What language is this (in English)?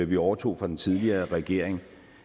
Danish